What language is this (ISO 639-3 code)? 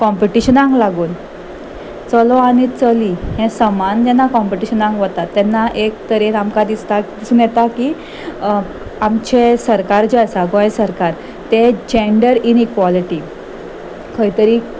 kok